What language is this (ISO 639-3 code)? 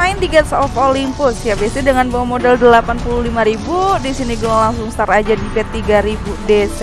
ind